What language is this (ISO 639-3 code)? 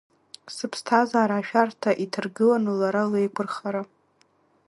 abk